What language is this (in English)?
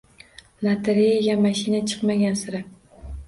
Uzbek